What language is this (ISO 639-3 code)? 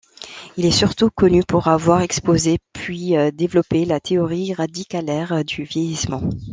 fra